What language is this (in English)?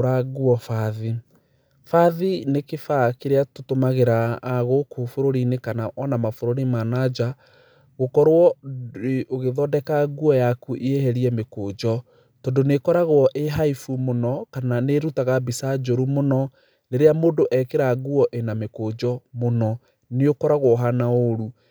Kikuyu